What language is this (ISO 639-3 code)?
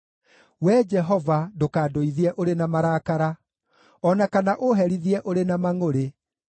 kik